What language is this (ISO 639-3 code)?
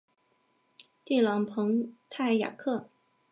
zho